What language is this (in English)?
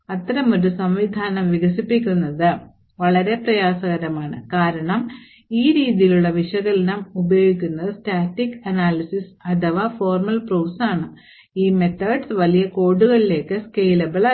Malayalam